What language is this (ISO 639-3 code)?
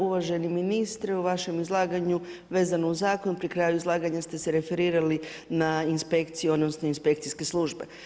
hrv